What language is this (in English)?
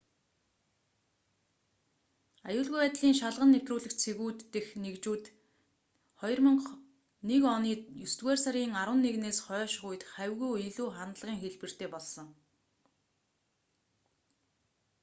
Mongolian